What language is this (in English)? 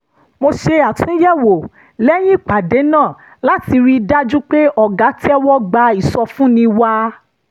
Yoruba